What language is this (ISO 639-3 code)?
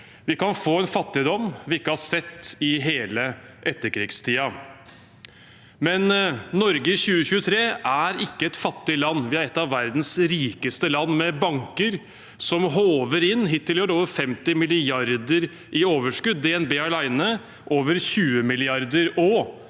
nor